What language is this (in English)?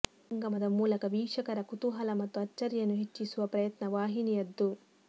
Kannada